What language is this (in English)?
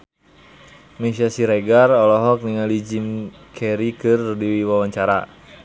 Sundanese